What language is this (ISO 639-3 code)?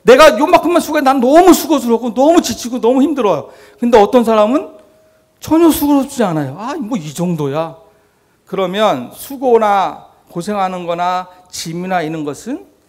kor